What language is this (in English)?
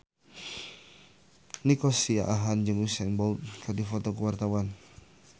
Sundanese